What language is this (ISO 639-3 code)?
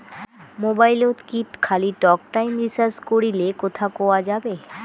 ben